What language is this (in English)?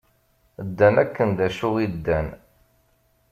Kabyle